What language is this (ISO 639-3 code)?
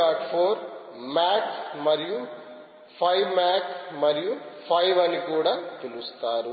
tel